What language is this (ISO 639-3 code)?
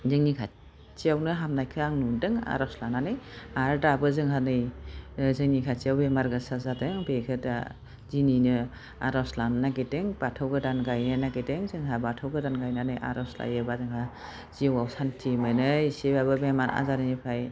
brx